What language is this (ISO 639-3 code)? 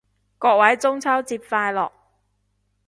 yue